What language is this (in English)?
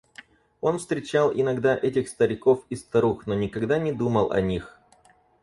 Russian